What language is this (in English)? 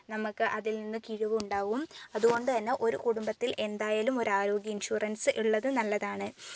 Malayalam